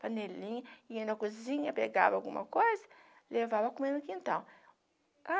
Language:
Portuguese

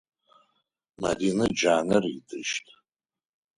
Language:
Adyghe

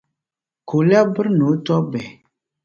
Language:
Dagbani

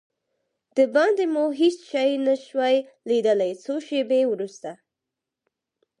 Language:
Pashto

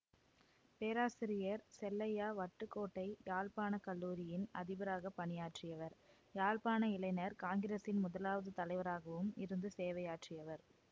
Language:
Tamil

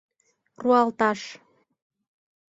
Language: Mari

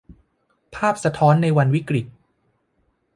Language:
Thai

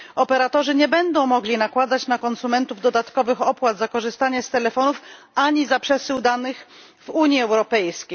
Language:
Polish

